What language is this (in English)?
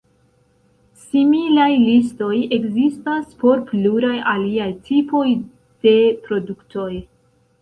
Esperanto